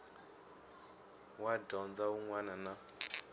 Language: Tsonga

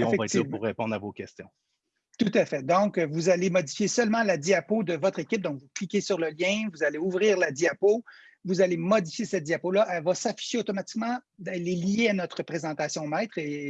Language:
French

